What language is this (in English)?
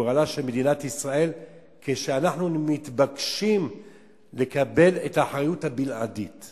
Hebrew